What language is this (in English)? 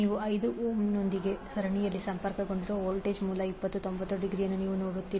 Kannada